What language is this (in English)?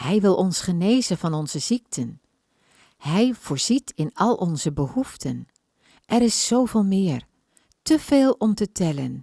Dutch